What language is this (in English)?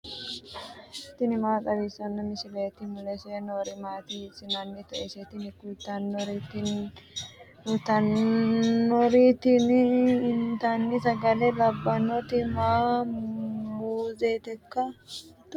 Sidamo